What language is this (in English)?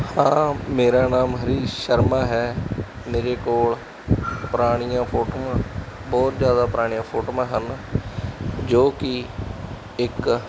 Punjabi